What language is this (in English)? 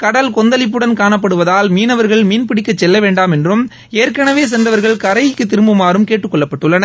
Tamil